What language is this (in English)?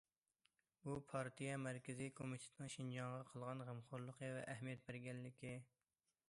Uyghur